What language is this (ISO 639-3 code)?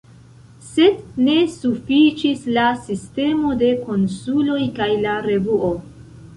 epo